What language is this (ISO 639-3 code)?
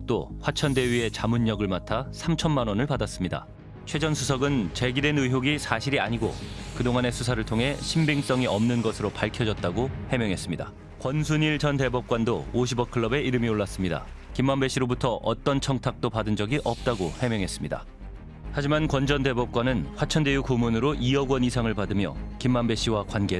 kor